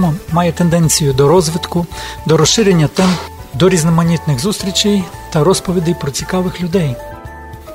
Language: Ukrainian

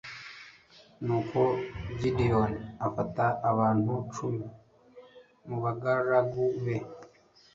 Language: Kinyarwanda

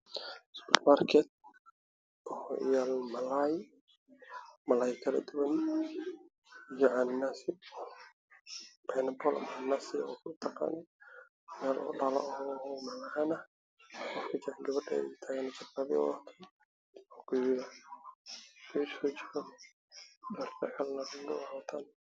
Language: Somali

